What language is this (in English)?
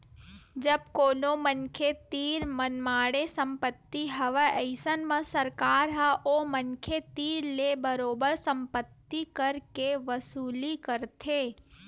Chhattisgarhi